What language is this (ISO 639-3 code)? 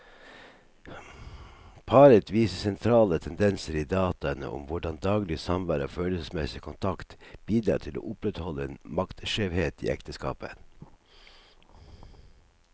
nor